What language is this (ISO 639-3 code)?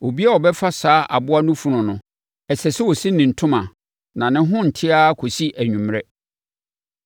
aka